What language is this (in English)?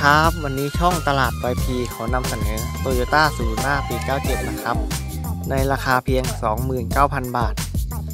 Thai